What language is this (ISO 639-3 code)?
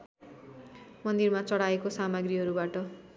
nep